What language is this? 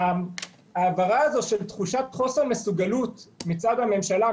Hebrew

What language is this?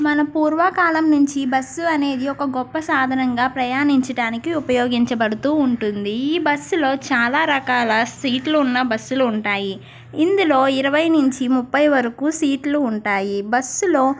Telugu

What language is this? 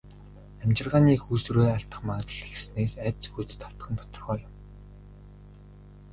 Mongolian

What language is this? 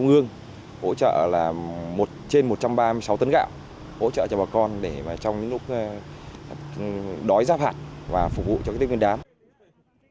Vietnamese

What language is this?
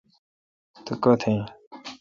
Kalkoti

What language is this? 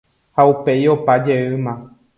Guarani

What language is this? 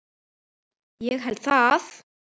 Icelandic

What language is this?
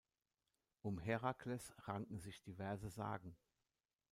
German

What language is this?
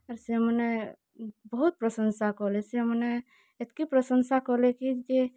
Odia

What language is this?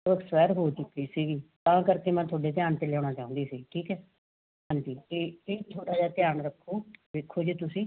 Punjabi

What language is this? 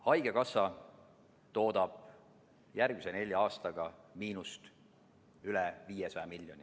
Estonian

